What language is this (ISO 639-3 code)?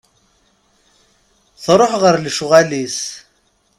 kab